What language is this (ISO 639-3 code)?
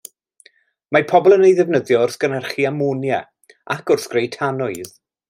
cym